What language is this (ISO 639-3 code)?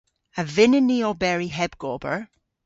cor